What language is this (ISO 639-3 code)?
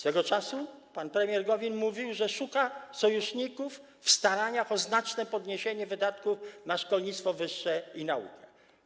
pol